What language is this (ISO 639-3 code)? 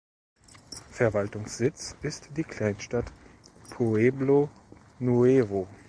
deu